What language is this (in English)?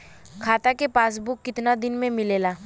Bhojpuri